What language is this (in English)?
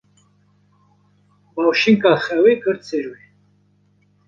Kurdish